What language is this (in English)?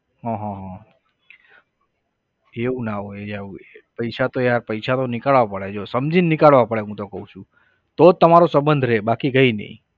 Gujarati